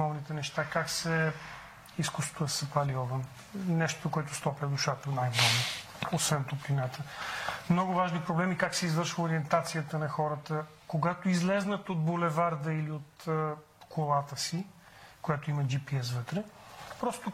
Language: Bulgarian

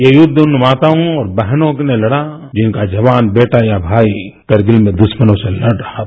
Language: Hindi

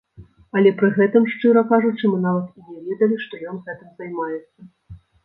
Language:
Belarusian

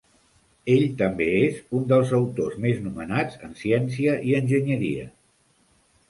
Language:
Catalan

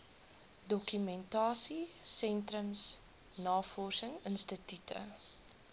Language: Afrikaans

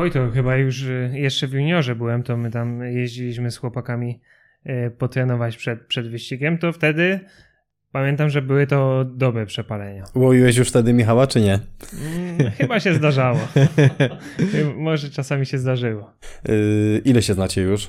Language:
Polish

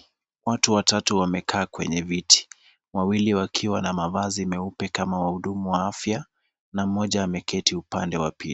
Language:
Swahili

